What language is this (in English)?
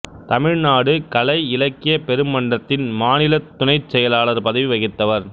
Tamil